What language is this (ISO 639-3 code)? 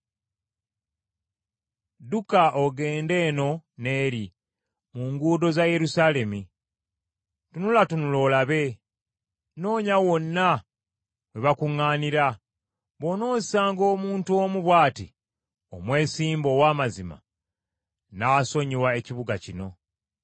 lug